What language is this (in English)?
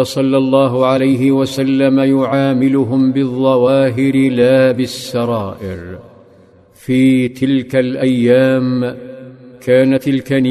Arabic